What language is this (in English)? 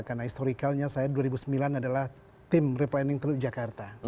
Indonesian